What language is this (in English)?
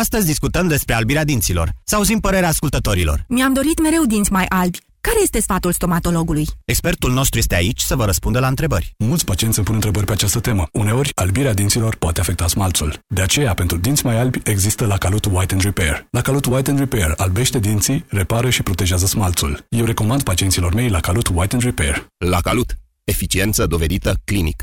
Romanian